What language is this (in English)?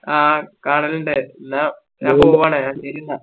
Malayalam